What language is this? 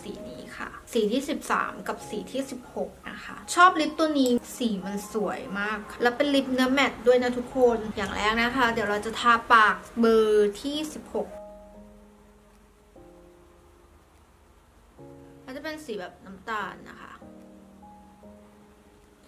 Thai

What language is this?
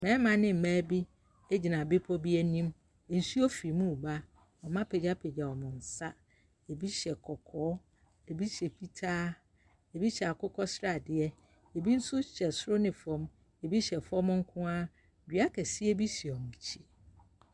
Akan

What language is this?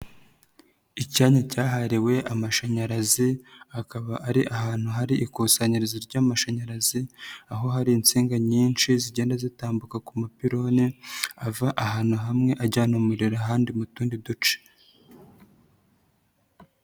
Kinyarwanda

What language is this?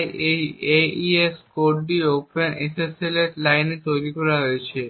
Bangla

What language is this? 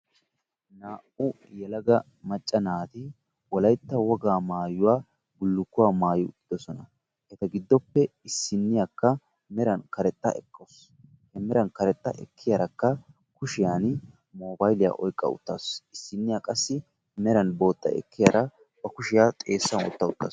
Wolaytta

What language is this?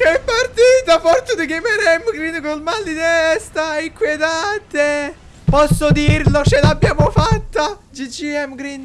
Italian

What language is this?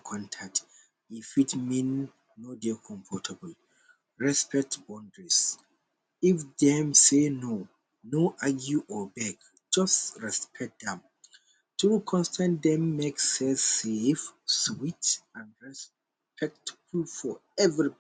Nigerian Pidgin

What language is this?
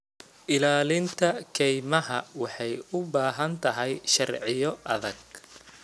Somali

